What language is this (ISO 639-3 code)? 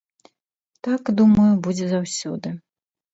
bel